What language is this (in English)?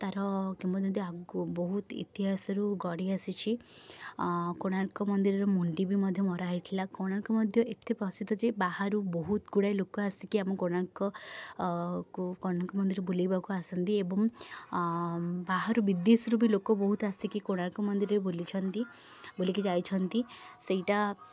Odia